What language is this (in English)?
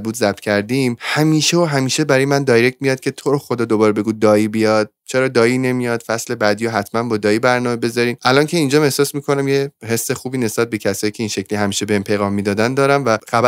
Persian